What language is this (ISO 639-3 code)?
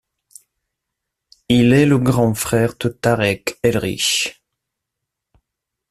fra